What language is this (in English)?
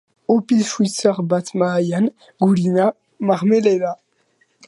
Basque